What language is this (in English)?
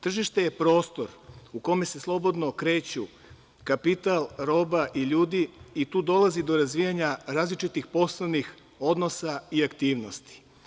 Serbian